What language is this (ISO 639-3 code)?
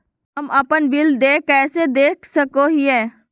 mag